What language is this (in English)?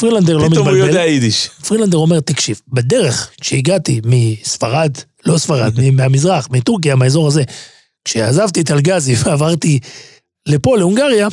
Hebrew